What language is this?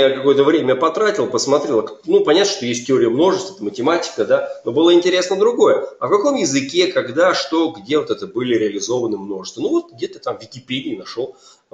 Russian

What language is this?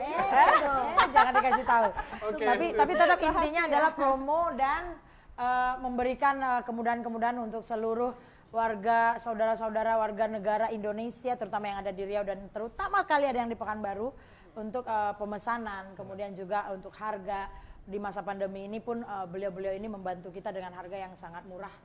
Indonesian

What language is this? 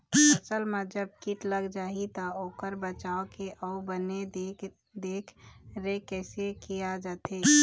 Chhattisgarhi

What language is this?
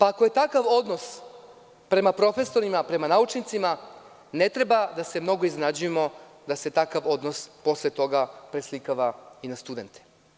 Serbian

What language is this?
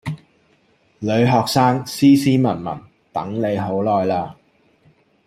Cantonese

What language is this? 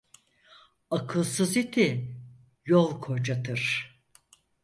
Turkish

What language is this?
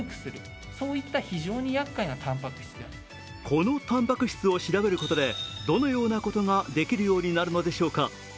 Japanese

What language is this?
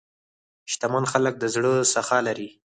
Pashto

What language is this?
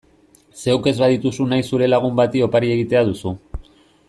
Basque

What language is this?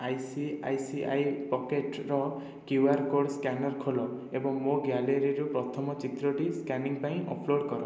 Odia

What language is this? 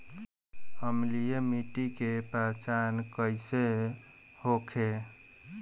Bhojpuri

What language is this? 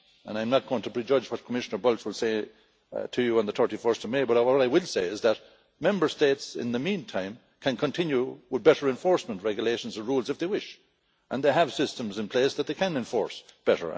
English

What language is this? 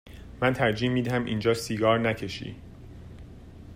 Persian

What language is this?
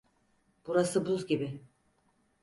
Turkish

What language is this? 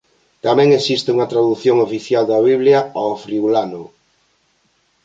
Galician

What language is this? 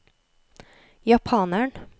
Norwegian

